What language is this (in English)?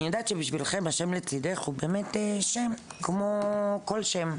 Hebrew